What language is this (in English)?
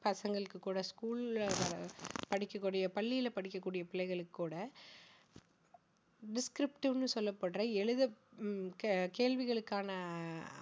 Tamil